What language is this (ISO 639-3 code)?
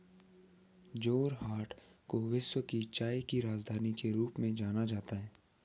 hin